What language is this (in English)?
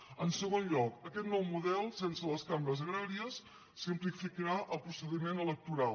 Catalan